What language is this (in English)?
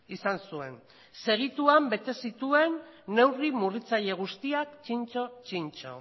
Basque